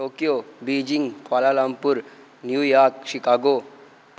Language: Dogri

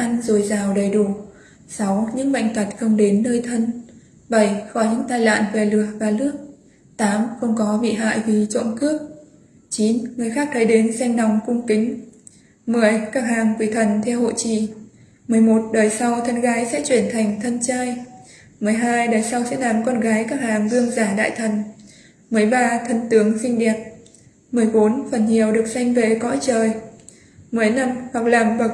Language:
Vietnamese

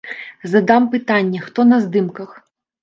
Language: Belarusian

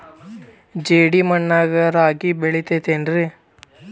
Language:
Kannada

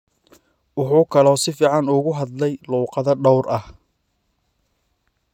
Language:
Somali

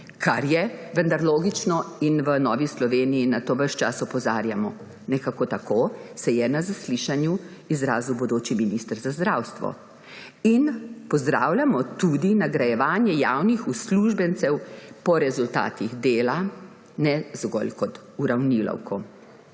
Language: Slovenian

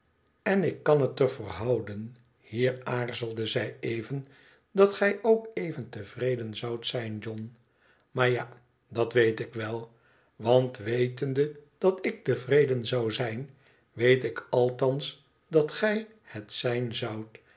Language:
Dutch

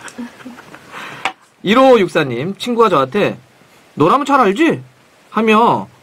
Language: Korean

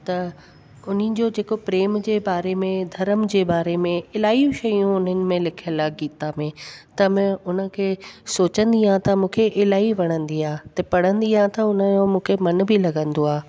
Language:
Sindhi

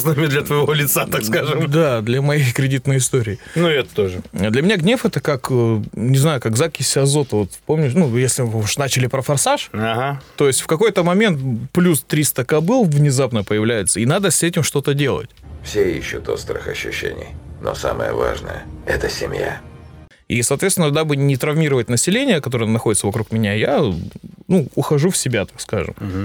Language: Russian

